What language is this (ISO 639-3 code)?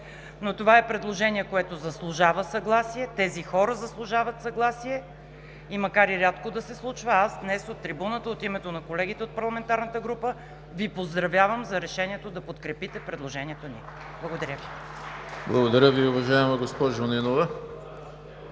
bul